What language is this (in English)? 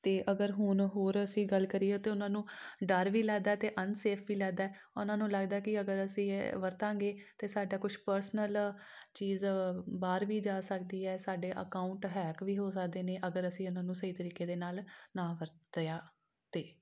Punjabi